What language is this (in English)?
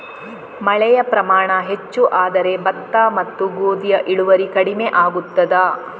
Kannada